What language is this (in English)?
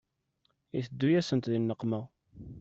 Kabyle